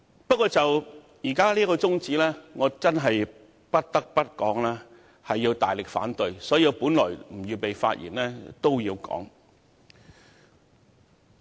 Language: Cantonese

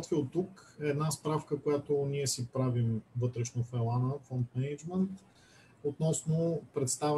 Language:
Bulgarian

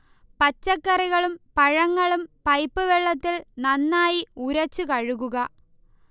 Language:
Malayalam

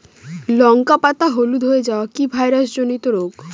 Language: Bangla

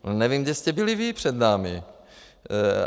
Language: Czech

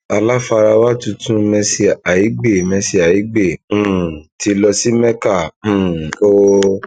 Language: Yoruba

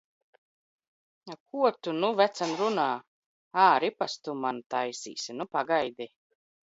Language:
Latvian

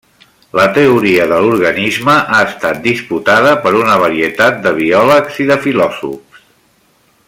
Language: Catalan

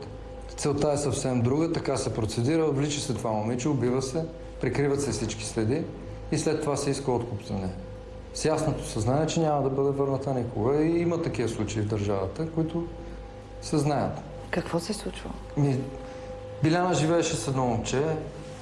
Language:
Bulgarian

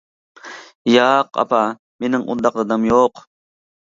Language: Uyghur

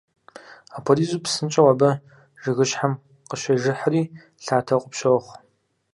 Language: Kabardian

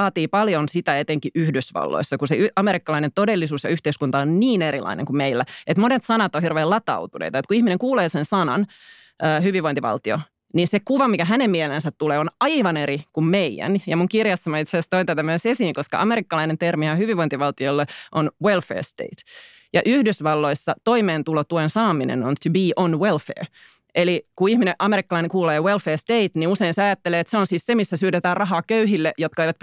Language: Finnish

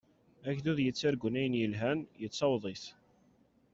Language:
Kabyle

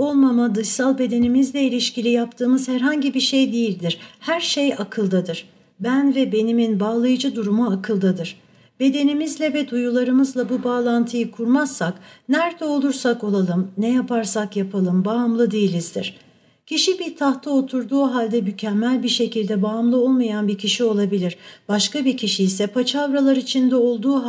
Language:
Turkish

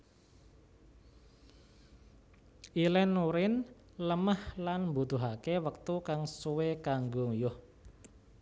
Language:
Javanese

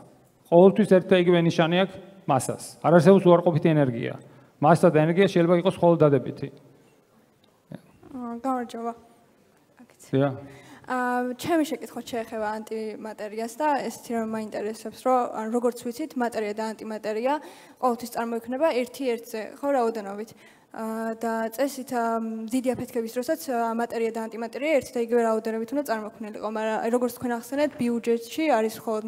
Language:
Romanian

